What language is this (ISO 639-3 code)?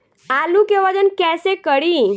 bho